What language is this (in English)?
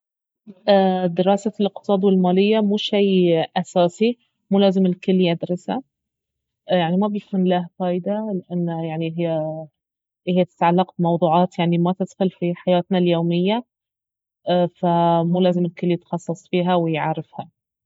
Baharna Arabic